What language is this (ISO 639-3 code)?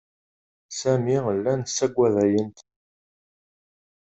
kab